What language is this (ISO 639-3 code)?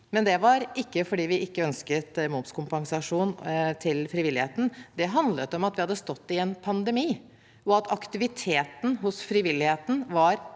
nor